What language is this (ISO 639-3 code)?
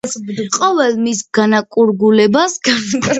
kat